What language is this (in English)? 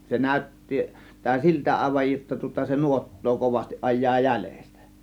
Finnish